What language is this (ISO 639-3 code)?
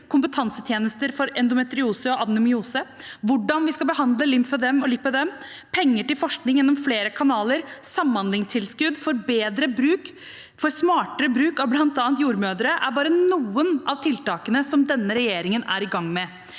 nor